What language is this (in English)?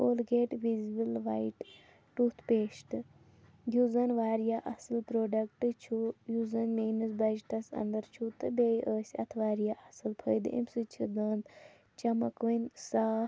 Kashmiri